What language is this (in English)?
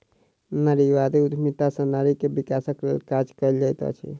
Maithili